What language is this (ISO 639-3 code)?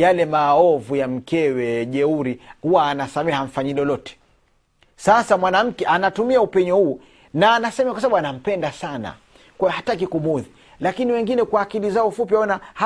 swa